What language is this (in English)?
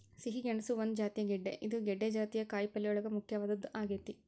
Kannada